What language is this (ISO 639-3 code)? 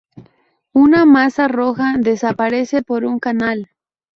spa